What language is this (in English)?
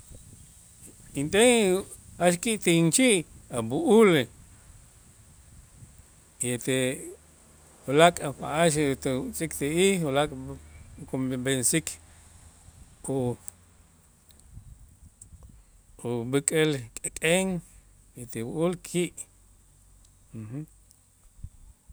Itzá